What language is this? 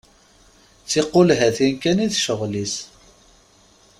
Kabyle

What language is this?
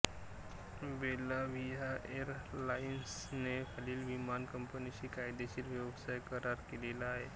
Marathi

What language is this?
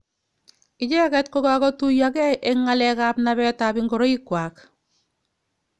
Kalenjin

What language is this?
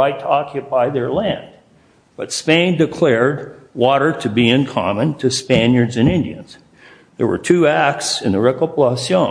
English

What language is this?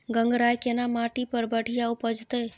Maithili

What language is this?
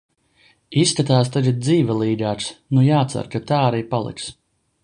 Latvian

